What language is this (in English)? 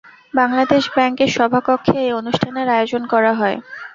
Bangla